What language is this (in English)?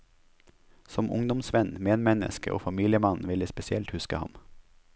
Norwegian